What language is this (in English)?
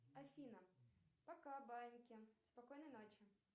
Russian